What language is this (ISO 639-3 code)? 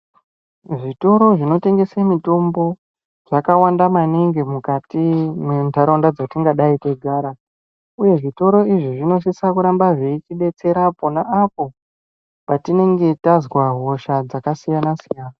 ndc